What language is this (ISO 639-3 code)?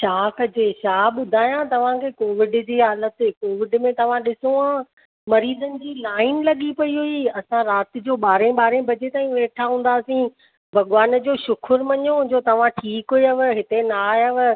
snd